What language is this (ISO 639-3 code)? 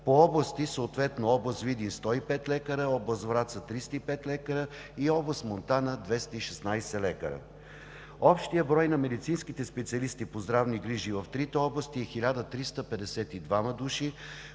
bul